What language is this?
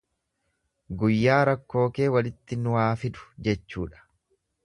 Oromo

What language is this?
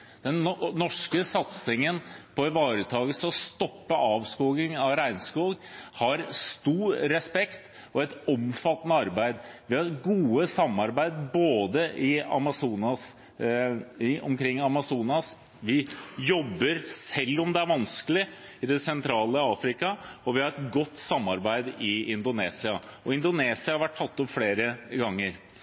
Norwegian Bokmål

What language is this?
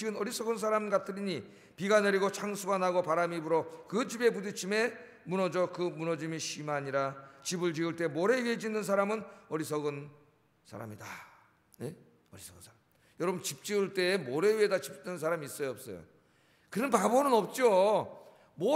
Korean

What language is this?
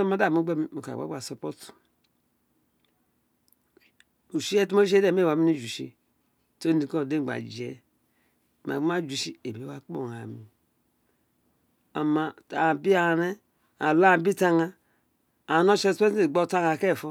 Isekiri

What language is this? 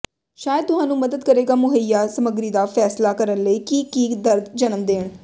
Punjabi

